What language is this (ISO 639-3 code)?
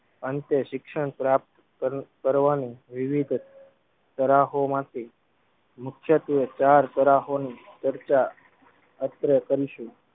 guj